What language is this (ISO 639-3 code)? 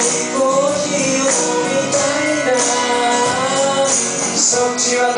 jpn